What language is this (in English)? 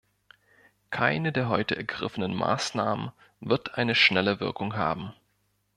German